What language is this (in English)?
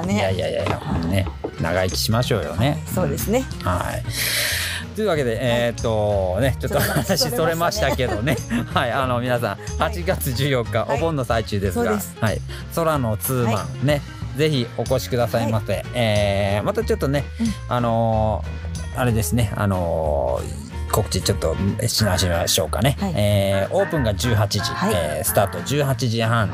Japanese